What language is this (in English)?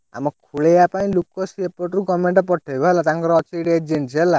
Odia